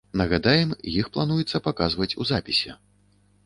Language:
Belarusian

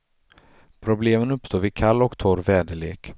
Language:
Swedish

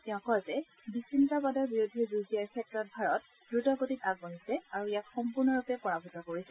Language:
Assamese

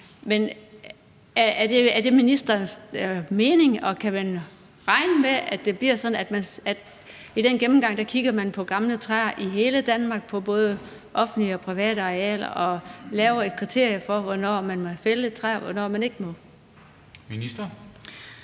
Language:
Danish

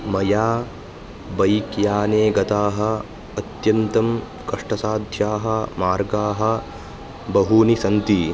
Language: Sanskrit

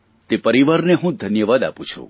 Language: Gujarati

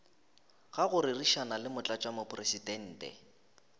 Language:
Northern Sotho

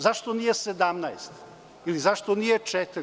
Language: Serbian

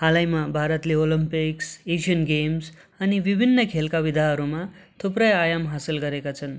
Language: Nepali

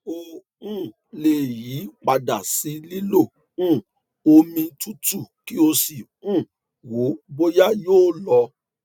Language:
Yoruba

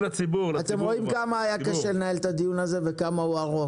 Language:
Hebrew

